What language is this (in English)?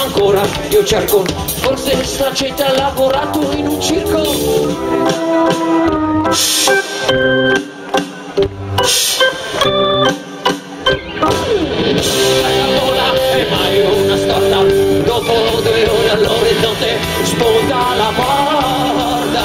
Italian